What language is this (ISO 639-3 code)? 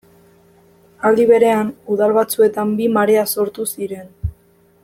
eus